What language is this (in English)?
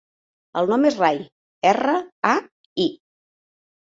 Catalan